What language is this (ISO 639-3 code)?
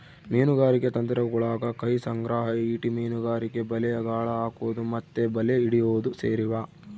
kan